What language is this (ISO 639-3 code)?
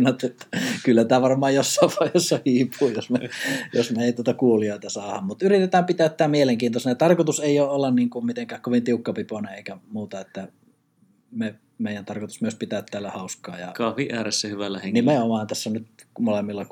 fin